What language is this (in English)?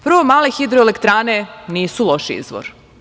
Serbian